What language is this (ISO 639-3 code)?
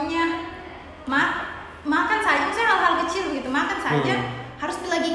ind